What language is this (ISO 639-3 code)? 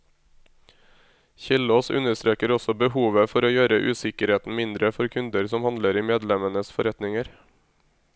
nor